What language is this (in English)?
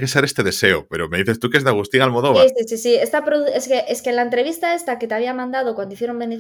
Spanish